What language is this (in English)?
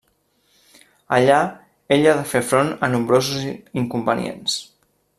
Catalan